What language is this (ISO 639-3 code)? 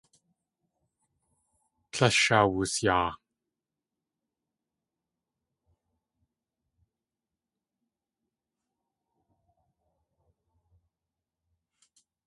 tli